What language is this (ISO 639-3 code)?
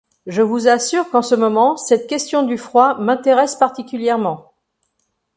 fra